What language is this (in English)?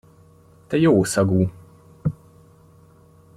Hungarian